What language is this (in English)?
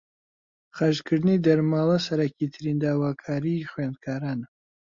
Central Kurdish